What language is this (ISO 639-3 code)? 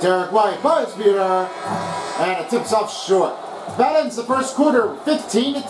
eng